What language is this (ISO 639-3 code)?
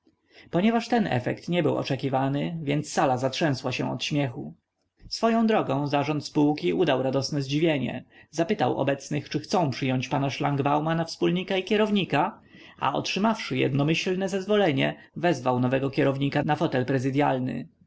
pol